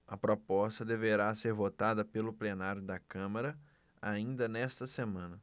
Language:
Portuguese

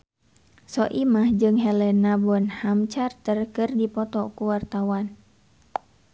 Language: Sundanese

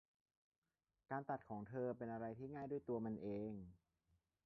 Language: Thai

